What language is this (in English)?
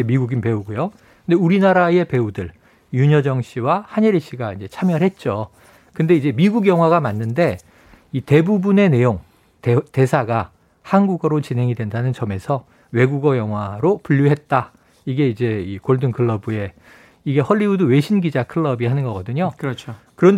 Korean